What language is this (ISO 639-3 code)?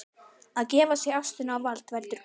isl